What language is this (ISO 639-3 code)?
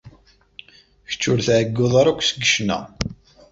kab